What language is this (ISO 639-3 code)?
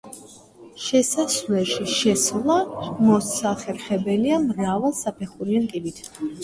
kat